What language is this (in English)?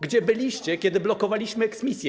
Polish